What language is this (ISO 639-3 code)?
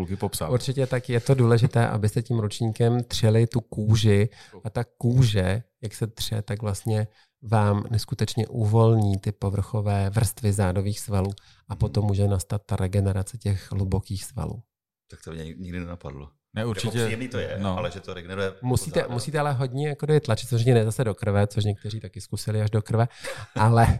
ces